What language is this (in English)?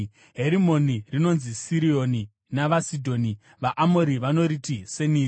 Shona